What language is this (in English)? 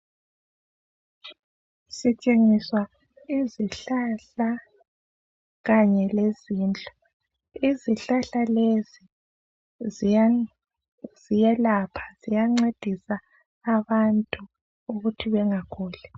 North Ndebele